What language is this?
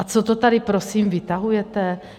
Czech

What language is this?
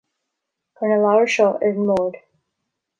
Irish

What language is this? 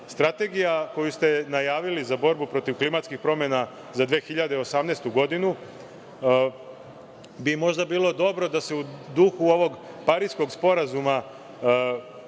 Serbian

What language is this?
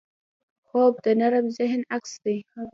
Pashto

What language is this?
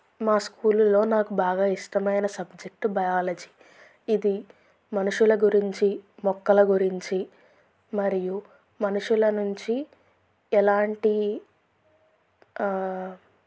Telugu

